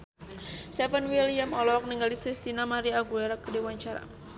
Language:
Sundanese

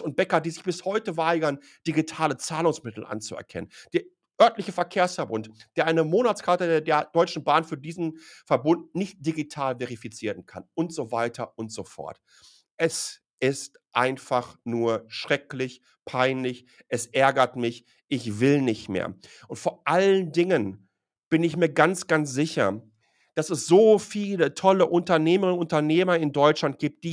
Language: German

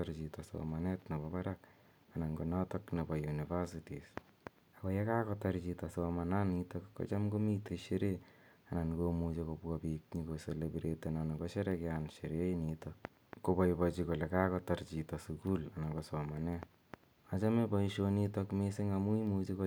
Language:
Kalenjin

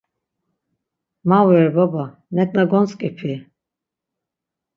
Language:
Laz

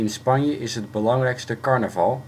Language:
Dutch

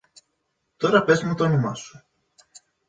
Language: Greek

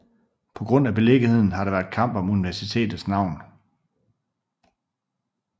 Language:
Danish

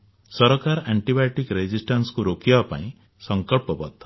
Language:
Odia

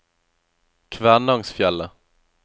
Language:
Norwegian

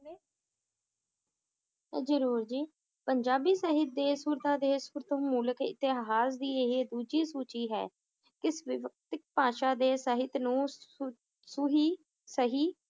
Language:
Punjabi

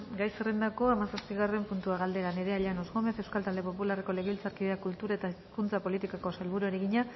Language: Basque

